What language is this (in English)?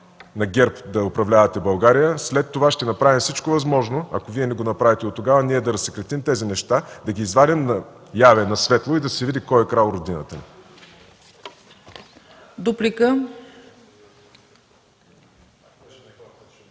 Bulgarian